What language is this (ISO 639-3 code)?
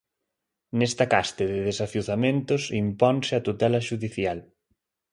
glg